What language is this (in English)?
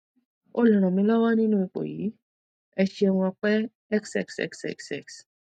Yoruba